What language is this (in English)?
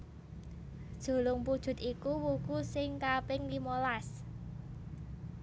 Javanese